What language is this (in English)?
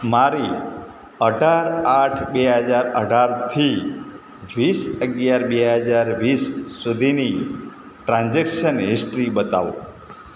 Gujarati